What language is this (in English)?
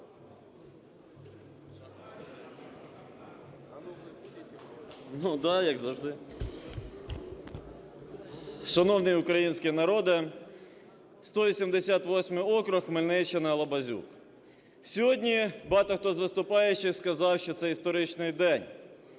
Ukrainian